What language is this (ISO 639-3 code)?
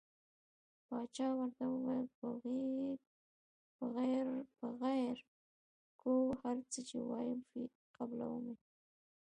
pus